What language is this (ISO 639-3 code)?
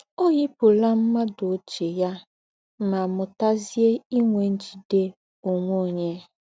ibo